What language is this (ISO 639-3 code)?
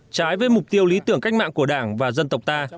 vie